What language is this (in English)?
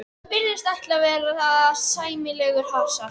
Icelandic